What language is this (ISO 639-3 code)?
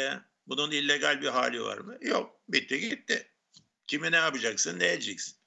tur